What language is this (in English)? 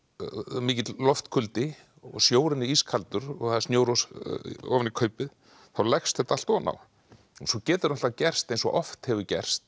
Icelandic